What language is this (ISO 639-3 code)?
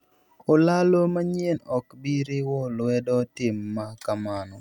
luo